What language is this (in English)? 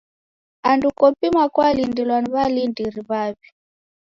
Taita